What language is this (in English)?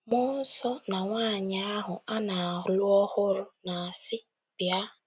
Igbo